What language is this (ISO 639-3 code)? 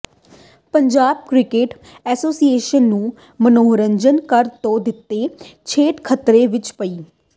pan